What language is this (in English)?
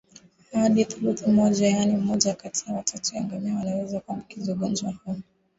Swahili